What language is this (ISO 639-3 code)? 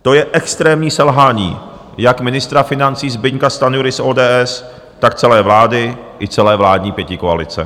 ces